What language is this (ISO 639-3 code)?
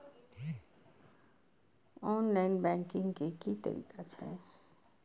mai